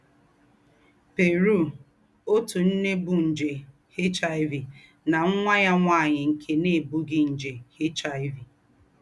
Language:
Igbo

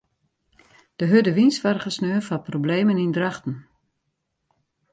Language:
Western Frisian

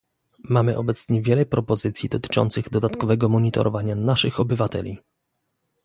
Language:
Polish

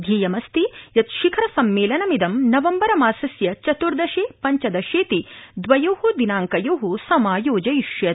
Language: Sanskrit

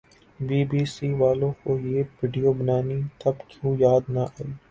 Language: Urdu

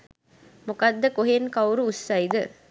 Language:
Sinhala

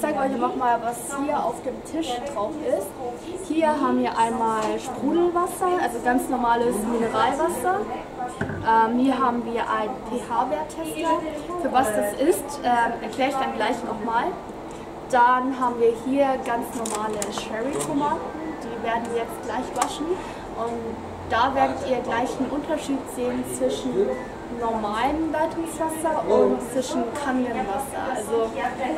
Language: German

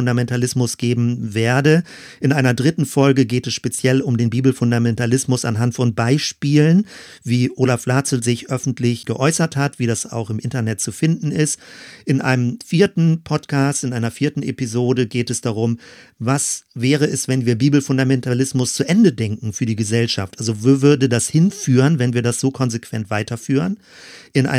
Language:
German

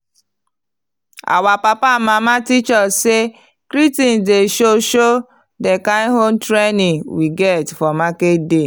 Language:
Nigerian Pidgin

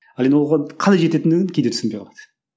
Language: Kazakh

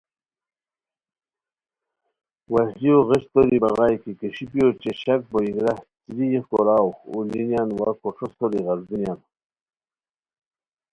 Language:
Khowar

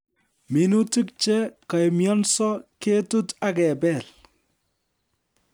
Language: Kalenjin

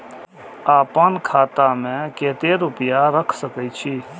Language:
Maithili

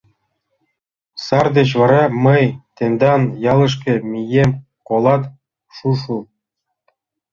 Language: Mari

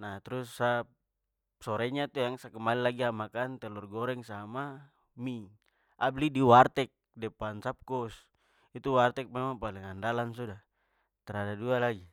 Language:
Papuan Malay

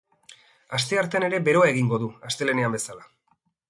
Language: Basque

